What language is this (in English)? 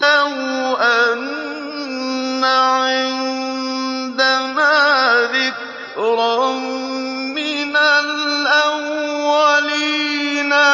Arabic